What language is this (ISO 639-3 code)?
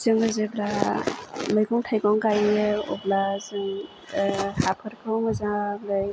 brx